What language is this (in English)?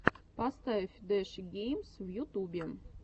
Russian